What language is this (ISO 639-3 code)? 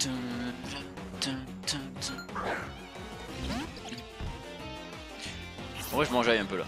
fra